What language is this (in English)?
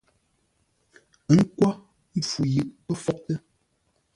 Ngombale